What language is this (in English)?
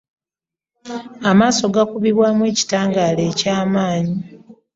Ganda